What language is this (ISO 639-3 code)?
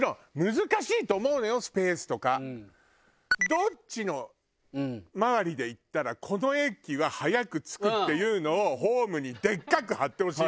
jpn